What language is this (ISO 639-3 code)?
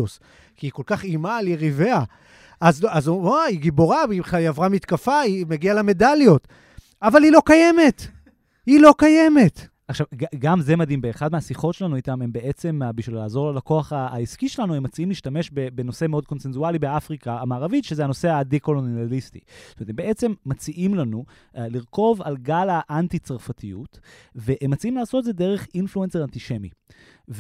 heb